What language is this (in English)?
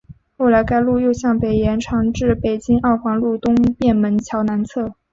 Chinese